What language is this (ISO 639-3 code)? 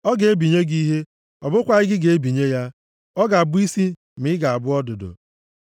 ibo